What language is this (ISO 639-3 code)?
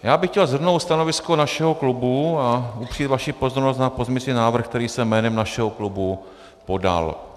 ces